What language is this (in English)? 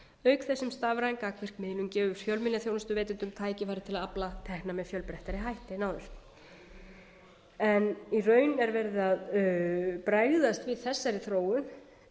Icelandic